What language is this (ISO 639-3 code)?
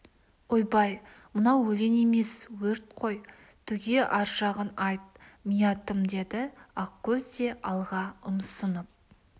kaz